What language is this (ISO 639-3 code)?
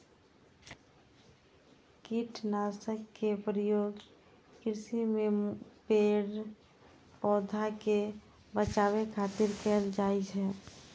mai